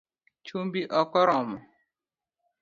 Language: Luo (Kenya and Tanzania)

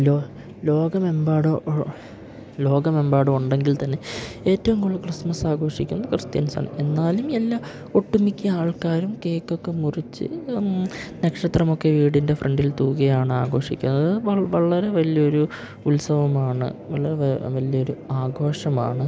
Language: Malayalam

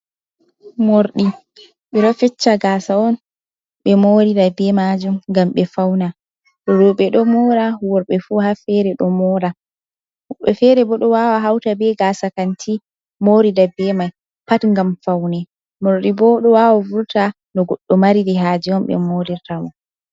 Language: Fula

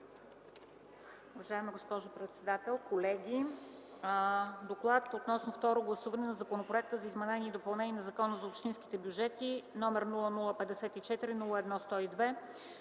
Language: Bulgarian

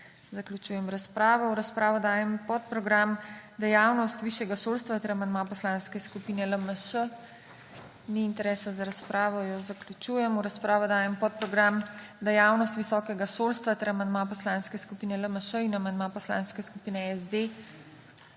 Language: Slovenian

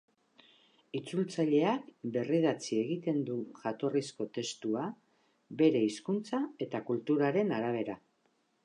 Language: Basque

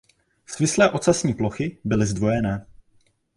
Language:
Czech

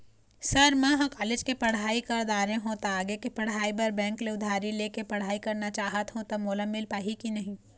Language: Chhattisgarhi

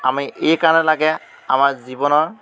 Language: Assamese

